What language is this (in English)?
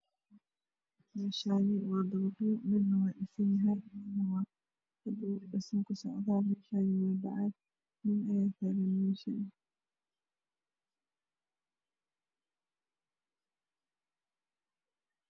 Somali